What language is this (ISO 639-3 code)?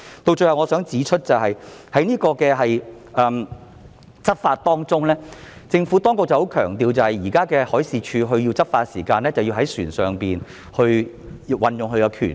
yue